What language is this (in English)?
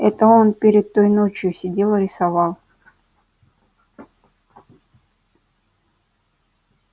Russian